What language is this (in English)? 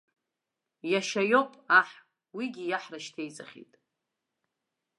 Abkhazian